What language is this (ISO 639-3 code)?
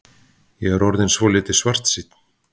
isl